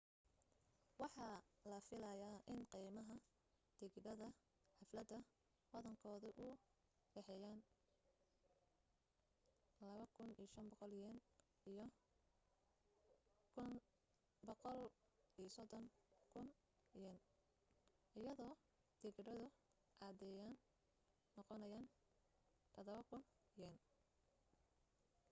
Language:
Somali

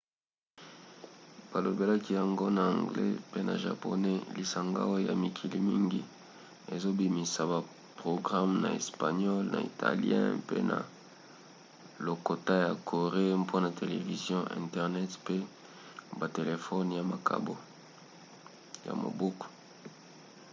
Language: Lingala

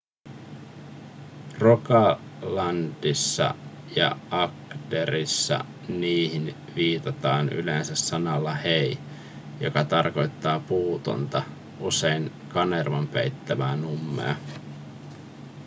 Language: Finnish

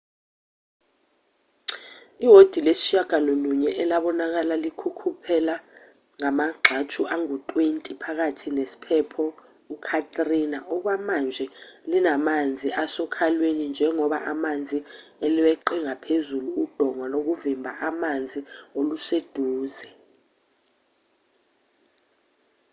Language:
Zulu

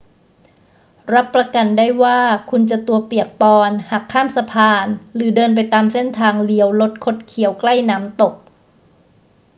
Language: Thai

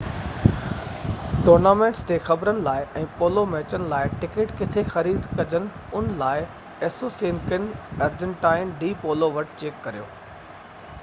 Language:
Sindhi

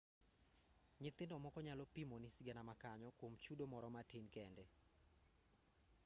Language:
Luo (Kenya and Tanzania)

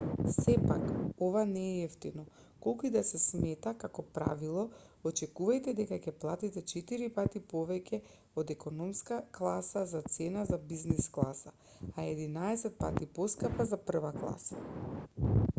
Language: Macedonian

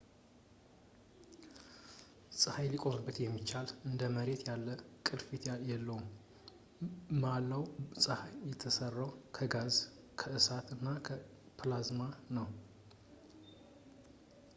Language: Amharic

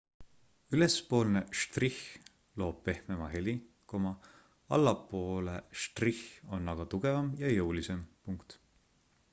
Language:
Estonian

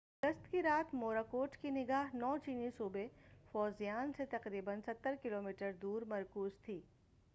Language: Urdu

